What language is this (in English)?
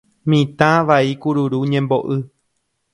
Guarani